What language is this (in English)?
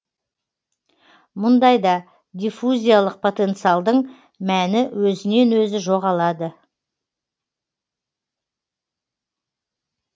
Kazakh